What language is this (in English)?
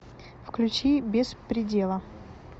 Russian